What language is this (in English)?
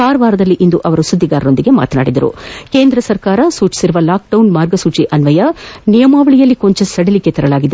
Kannada